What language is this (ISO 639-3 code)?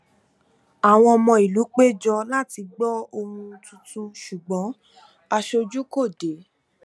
yor